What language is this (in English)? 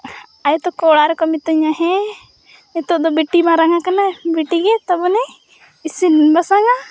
Santali